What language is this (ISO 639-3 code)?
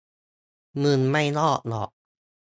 tha